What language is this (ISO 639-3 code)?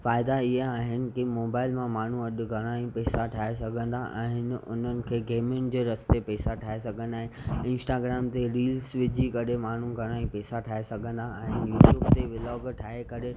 snd